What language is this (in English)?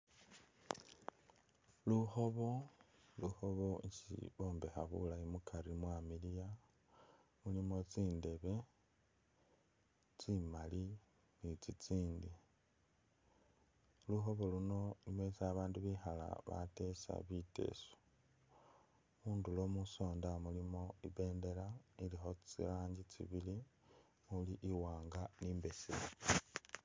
Masaaba